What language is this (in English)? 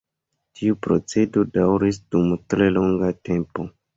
Esperanto